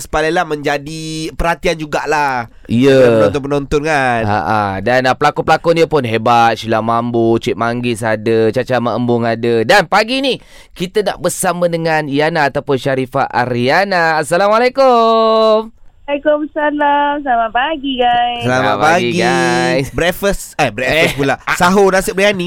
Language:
Malay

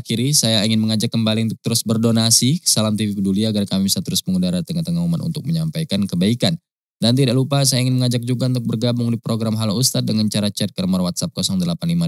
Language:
Indonesian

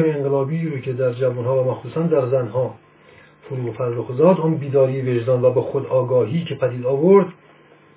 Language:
Persian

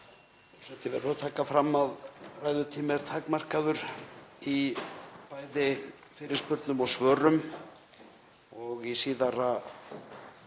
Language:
Icelandic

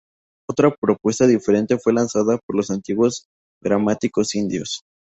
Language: Spanish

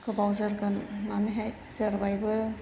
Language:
Bodo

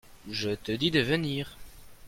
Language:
French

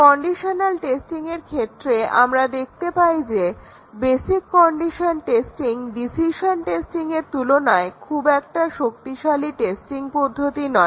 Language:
Bangla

